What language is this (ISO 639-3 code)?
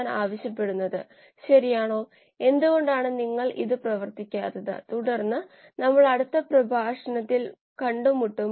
mal